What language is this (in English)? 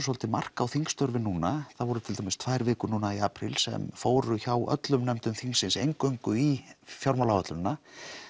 Icelandic